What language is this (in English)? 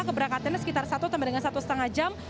Indonesian